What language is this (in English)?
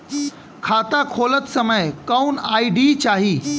Bhojpuri